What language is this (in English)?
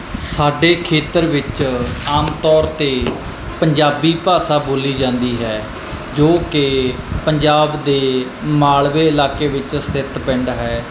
Punjabi